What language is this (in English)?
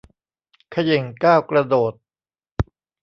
Thai